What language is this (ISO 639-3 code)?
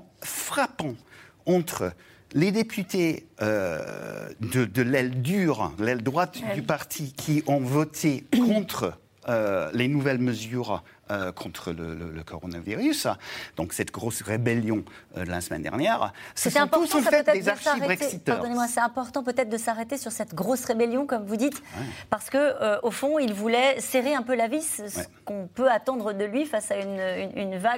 fra